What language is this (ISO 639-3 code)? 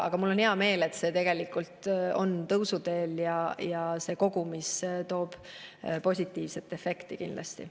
est